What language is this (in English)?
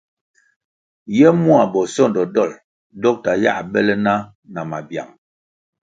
Kwasio